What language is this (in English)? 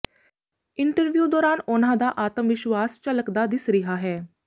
Punjabi